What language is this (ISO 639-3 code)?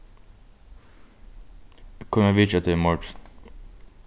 fao